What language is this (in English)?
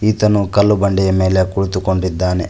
Kannada